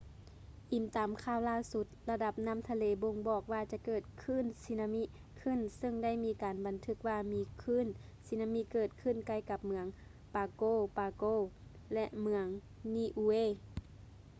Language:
Lao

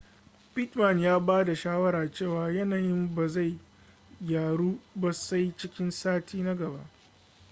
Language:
Hausa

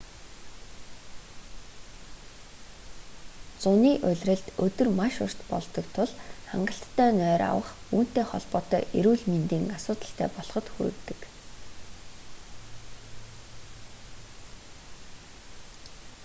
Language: Mongolian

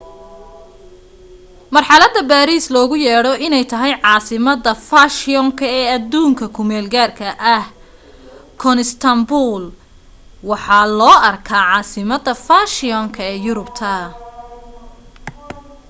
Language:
Somali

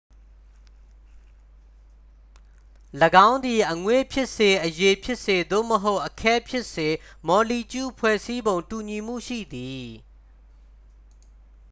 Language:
Burmese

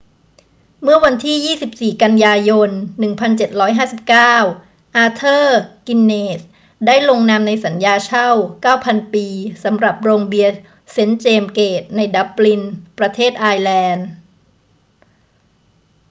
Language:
Thai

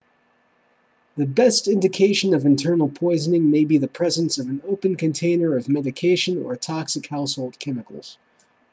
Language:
English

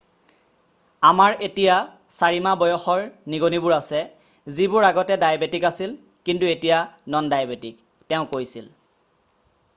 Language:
Assamese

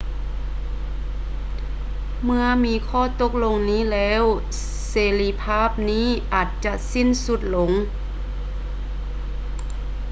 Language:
Lao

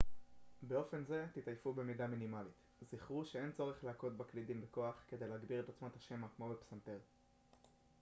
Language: Hebrew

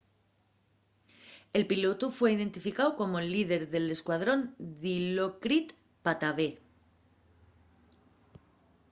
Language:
Asturian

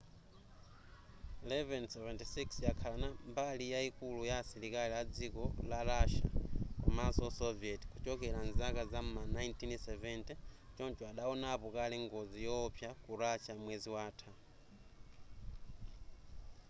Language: Nyanja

